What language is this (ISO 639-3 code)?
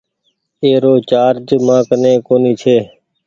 gig